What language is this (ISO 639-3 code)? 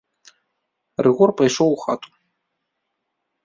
bel